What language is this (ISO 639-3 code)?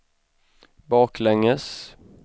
swe